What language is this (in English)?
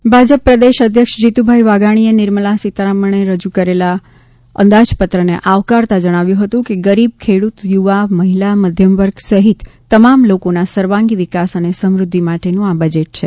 Gujarati